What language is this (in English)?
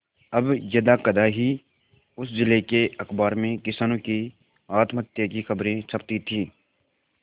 Hindi